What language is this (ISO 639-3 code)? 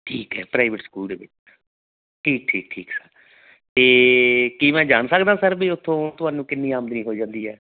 pan